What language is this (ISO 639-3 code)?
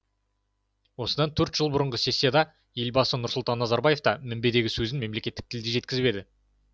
kaz